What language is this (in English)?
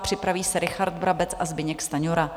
Czech